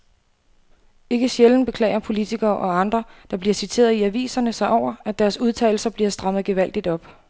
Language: Danish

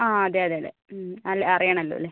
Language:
Malayalam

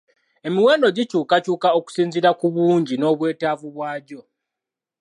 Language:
Ganda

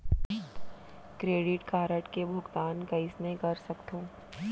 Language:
Chhattisgarhi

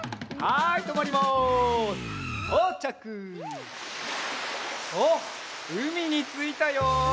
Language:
Japanese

